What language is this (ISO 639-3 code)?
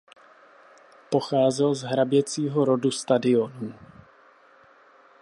ces